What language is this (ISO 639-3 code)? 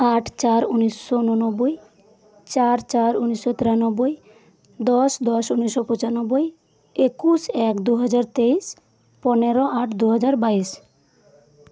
sat